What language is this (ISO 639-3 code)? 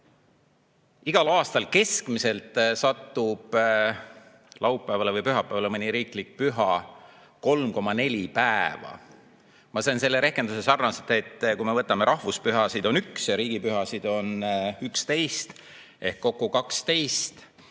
est